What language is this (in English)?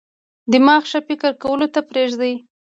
Pashto